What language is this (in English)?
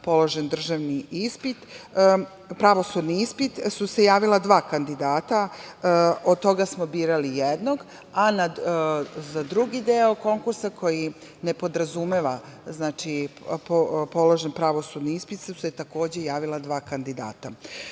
Serbian